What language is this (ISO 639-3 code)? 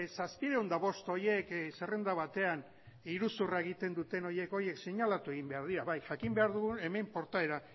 eus